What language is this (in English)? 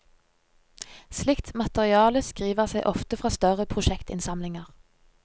Norwegian